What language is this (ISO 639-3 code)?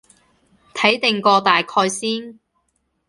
yue